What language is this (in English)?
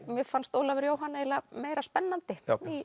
Icelandic